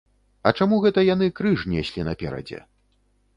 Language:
Belarusian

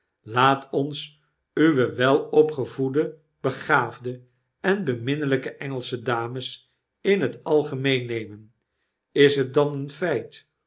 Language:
Dutch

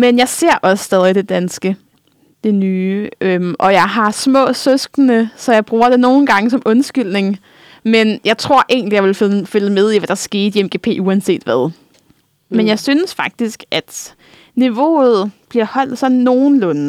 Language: Danish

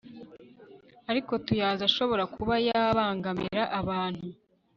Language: Kinyarwanda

